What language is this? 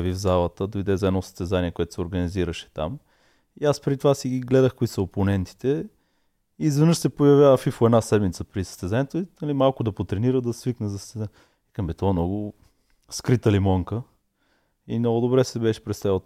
Bulgarian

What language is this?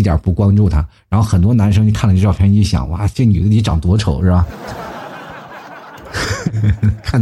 Chinese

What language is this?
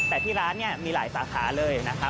Thai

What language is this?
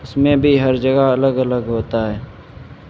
Urdu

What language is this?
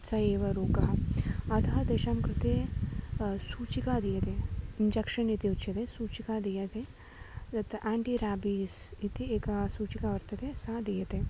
Sanskrit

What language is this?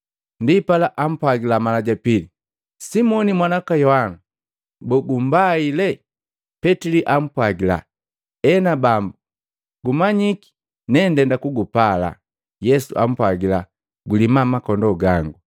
Matengo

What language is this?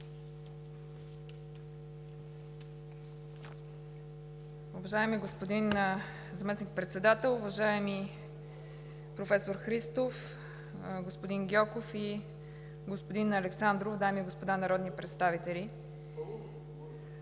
Bulgarian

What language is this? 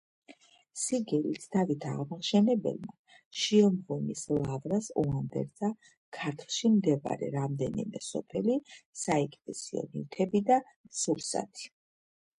Georgian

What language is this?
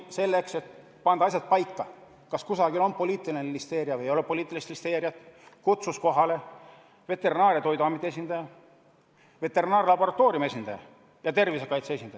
Estonian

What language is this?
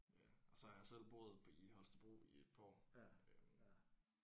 Danish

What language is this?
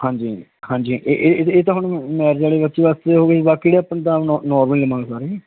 Punjabi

